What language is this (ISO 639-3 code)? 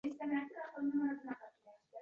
uzb